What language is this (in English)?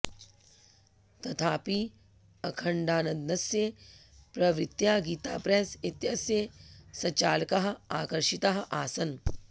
Sanskrit